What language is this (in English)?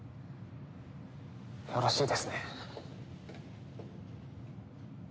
Japanese